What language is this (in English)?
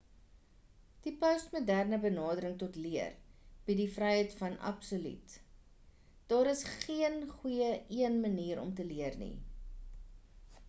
Afrikaans